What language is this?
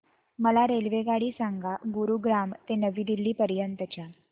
Marathi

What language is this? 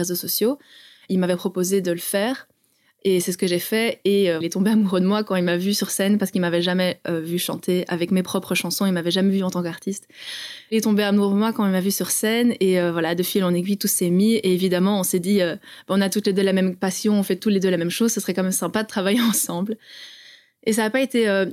French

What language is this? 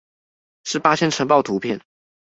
Chinese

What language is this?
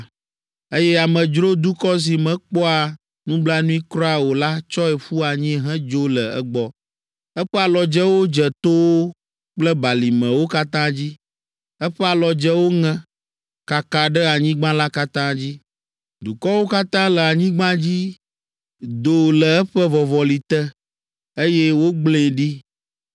Ewe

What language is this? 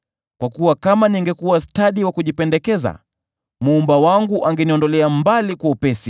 Swahili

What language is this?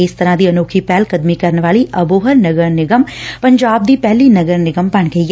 Punjabi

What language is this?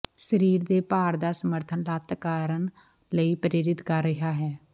Punjabi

